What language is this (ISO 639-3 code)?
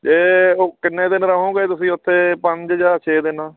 pan